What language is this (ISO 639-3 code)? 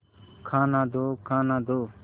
hin